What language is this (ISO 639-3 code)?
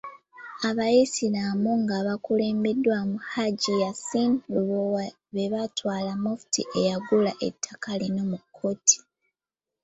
lug